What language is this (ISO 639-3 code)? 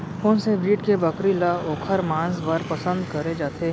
hne